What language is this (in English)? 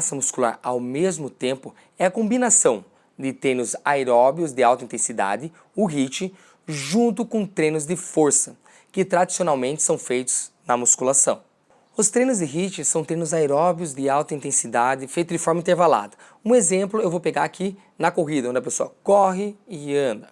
Portuguese